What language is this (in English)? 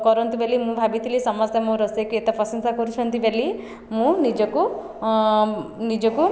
Odia